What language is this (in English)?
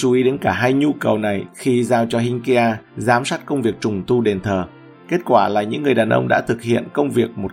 Vietnamese